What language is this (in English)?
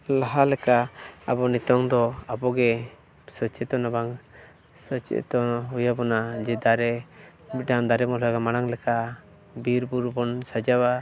Santali